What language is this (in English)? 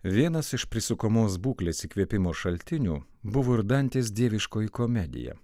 Lithuanian